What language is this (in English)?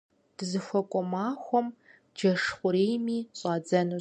Kabardian